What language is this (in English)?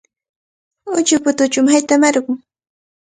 Cajatambo North Lima Quechua